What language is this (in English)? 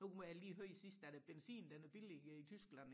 Danish